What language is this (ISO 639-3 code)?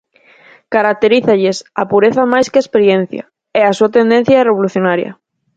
glg